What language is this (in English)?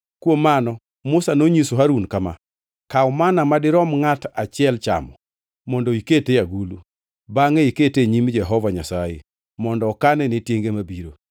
Luo (Kenya and Tanzania)